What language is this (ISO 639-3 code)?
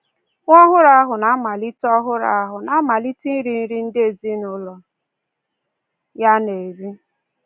ibo